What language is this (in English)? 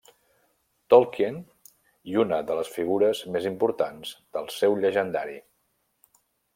Catalan